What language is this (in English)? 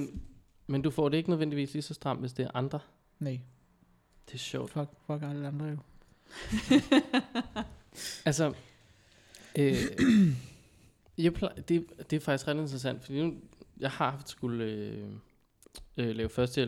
Danish